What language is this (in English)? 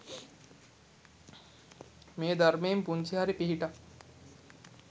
Sinhala